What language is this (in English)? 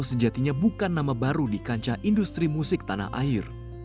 Indonesian